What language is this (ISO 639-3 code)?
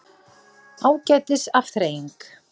isl